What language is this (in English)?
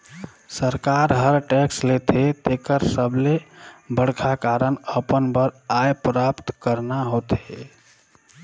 Chhattisgarhi